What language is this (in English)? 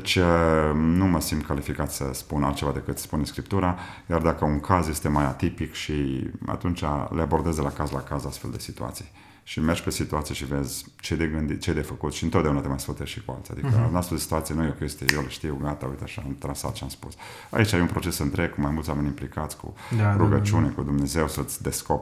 Romanian